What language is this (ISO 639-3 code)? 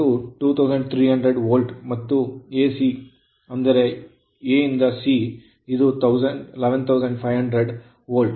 kan